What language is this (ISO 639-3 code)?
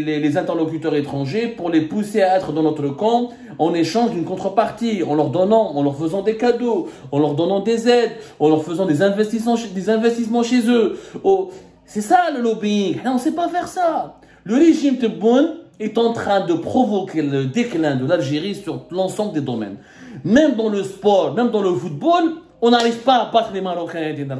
fra